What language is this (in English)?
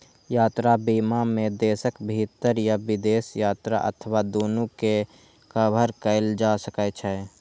Maithili